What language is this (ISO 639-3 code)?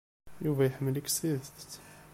kab